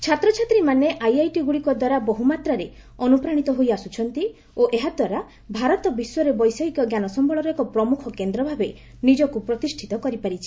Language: Odia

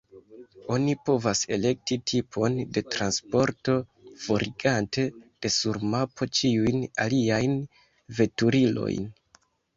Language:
Esperanto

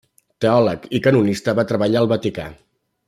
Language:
Catalan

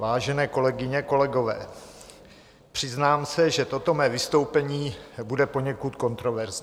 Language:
Czech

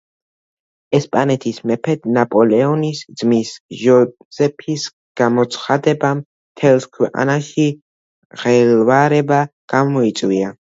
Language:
Georgian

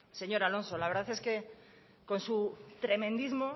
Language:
Spanish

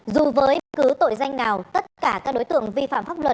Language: Vietnamese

